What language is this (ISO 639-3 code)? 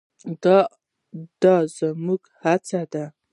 pus